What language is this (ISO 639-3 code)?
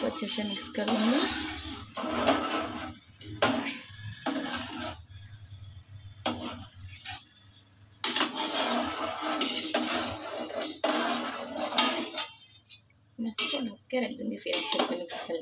hin